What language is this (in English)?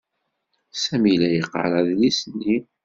Kabyle